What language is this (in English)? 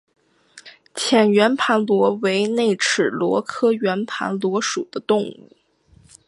Chinese